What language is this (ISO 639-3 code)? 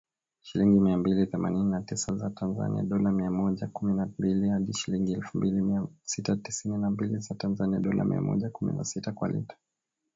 swa